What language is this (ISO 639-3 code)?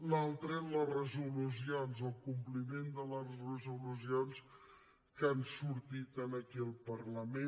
cat